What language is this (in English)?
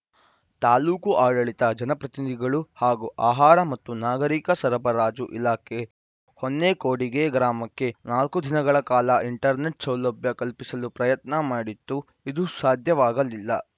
Kannada